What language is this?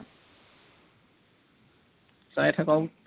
Assamese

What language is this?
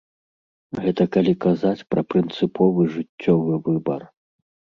Belarusian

